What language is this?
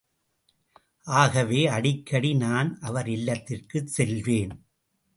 Tamil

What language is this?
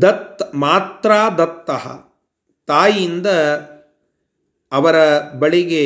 Kannada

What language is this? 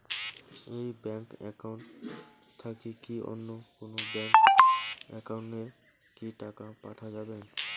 Bangla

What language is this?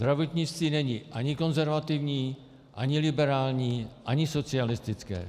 Czech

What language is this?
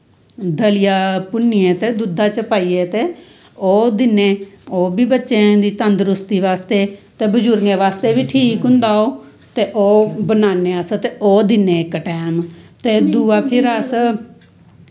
Dogri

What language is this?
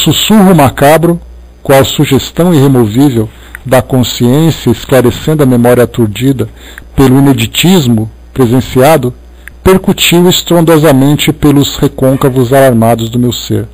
Portuguese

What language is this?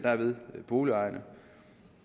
Danish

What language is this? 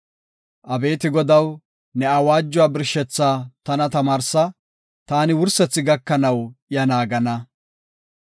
Gofa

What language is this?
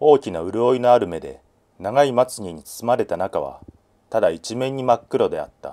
Japanese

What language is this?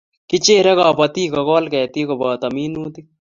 Kalenjin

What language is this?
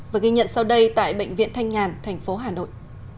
Vietnamese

